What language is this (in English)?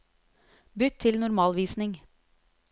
Norwegian